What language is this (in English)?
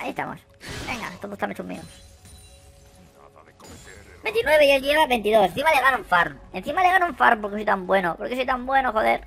Spanish